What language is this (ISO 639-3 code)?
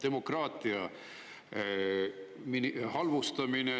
est